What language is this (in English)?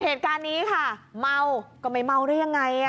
Thai